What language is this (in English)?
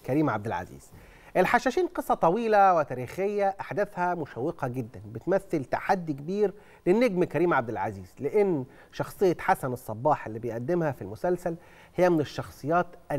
Arabic